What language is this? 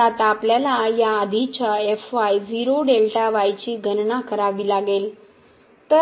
Marathi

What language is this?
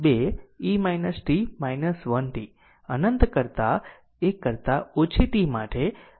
Gujarati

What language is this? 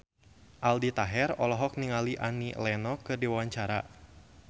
Sundanese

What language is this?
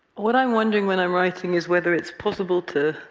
English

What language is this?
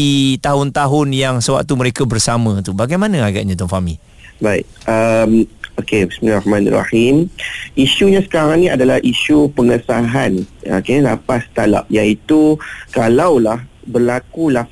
Malay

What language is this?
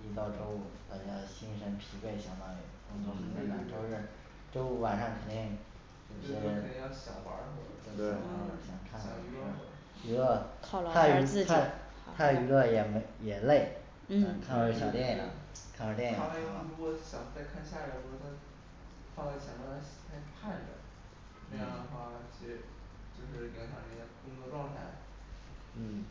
Chinese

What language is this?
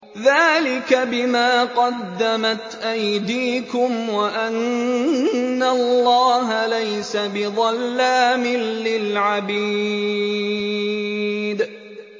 Arabic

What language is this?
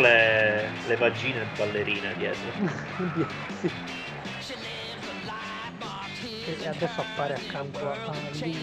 Italian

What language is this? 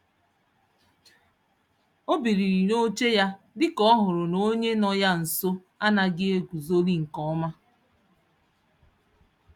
Igbo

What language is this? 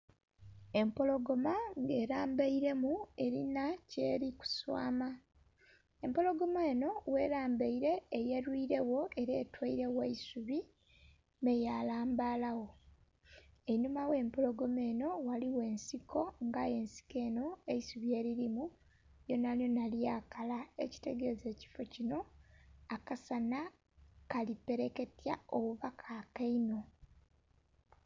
Soga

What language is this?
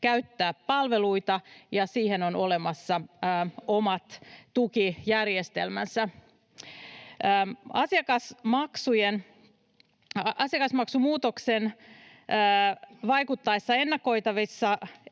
Finnish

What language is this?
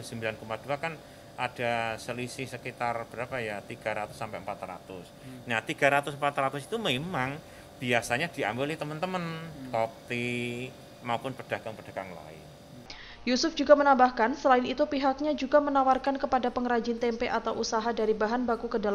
Indonesian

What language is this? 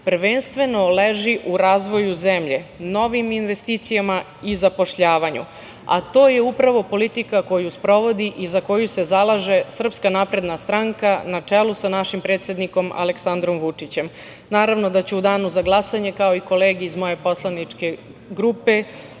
Serbian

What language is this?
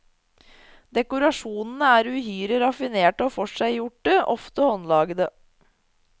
Norwegian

